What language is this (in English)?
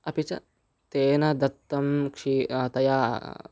Sanskrit